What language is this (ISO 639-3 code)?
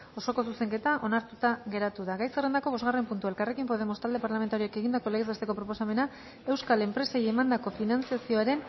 eus